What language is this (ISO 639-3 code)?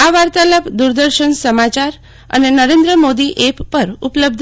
guj